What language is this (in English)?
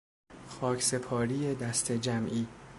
Persian